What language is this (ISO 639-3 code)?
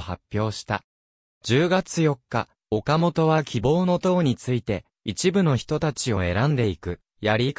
jpn